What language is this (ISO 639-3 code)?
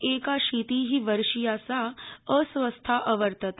san